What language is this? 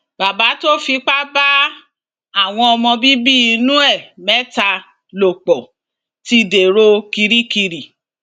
Yoruba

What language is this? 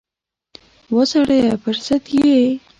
Pashto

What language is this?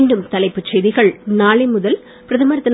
Tamil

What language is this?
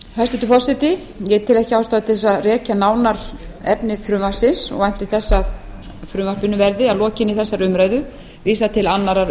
Icelandic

